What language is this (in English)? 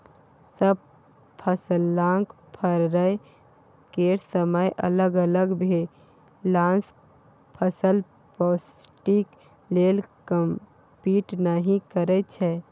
Maithili